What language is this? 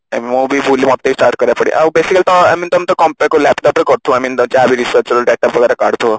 Odia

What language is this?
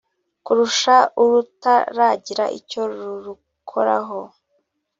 Kinyarwanda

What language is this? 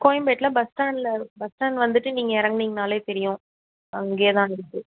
Tamil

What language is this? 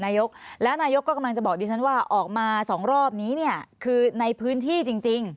Thai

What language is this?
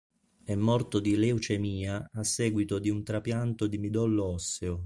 Italian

